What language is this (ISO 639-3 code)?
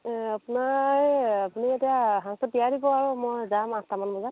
asm